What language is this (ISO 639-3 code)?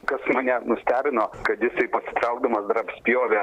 lit